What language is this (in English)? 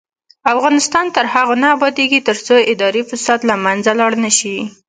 Pashto